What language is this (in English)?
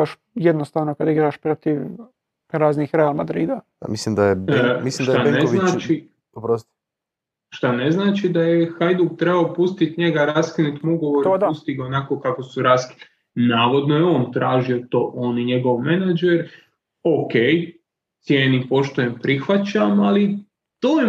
Croatian